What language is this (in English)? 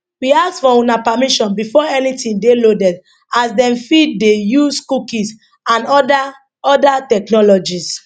Nigerian Pidgin